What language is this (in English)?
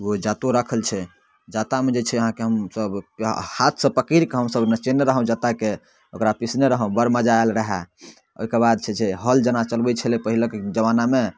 Maithili